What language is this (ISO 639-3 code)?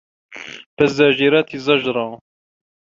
ara